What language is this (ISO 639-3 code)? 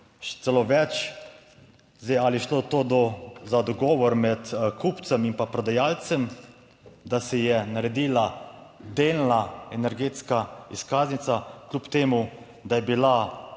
slv